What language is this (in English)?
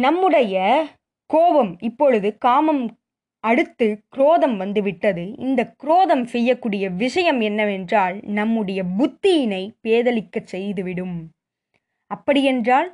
Tamil